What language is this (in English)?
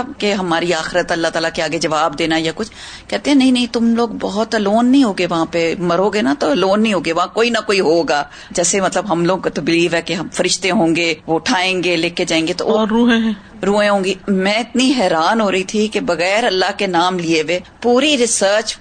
Urdu